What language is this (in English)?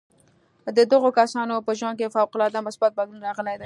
Pashto